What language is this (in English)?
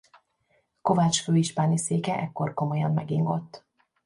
Hungarian